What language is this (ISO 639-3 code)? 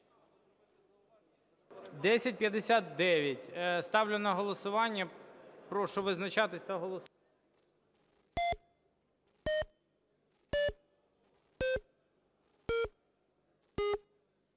ukr